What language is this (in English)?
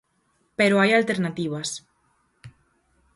Galician